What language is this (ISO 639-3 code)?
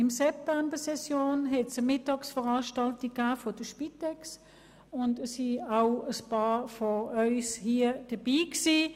gsw